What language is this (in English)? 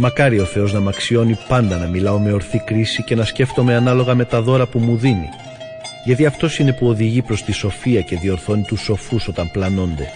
Greek